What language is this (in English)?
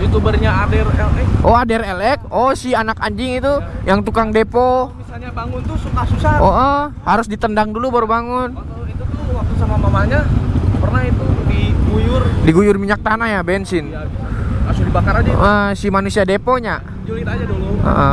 Indonesian